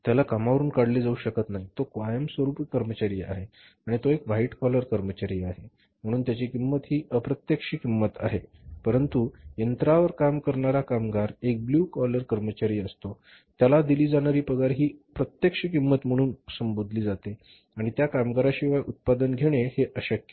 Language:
Marathi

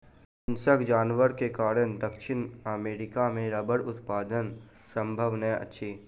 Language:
Maithili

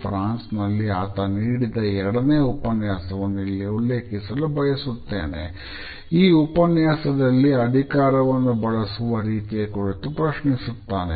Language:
Kannada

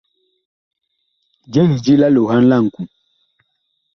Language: Bakoko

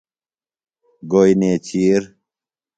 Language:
Phalura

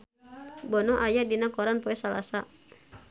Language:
Sundanese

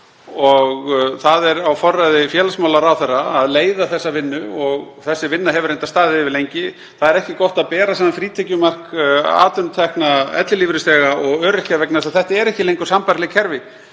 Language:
Icelandic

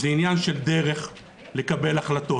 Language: Hebrew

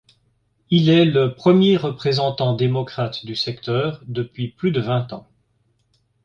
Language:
French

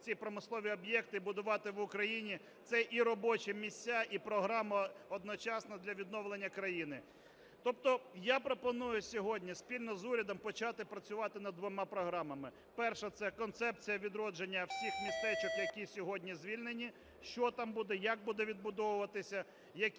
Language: Ukrainian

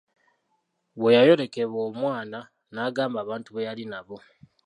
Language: Ganda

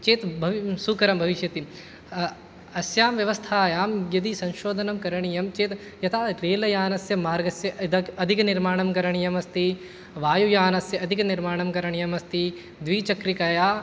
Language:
Sanskrit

